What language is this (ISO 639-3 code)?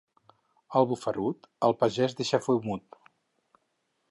cat